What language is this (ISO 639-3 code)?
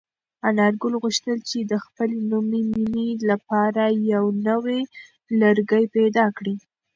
pus